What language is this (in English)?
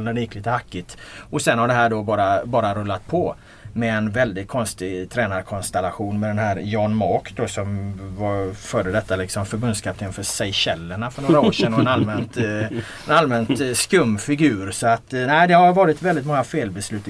Swedish